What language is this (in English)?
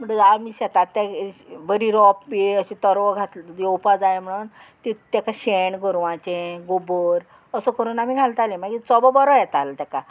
Konkani